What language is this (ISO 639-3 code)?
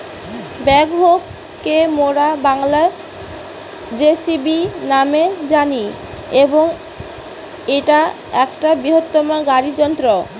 ben